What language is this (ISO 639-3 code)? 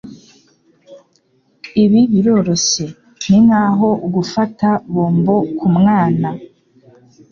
kin